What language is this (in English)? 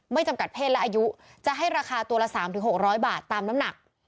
Thai